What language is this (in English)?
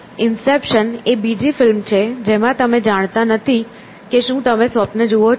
Gujarati